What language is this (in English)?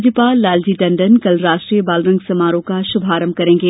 Hindi